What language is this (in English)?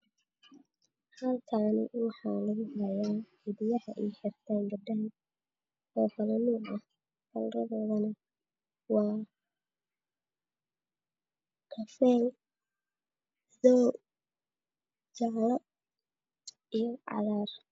Somali